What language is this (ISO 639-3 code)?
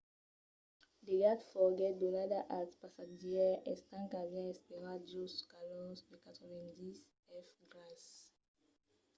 oci